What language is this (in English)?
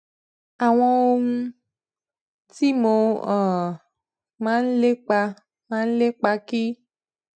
Yoruba